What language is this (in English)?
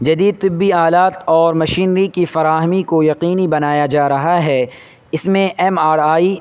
Urdu